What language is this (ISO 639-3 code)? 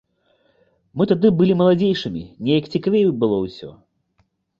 bel